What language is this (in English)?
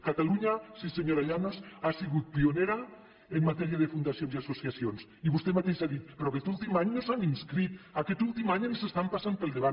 Catalan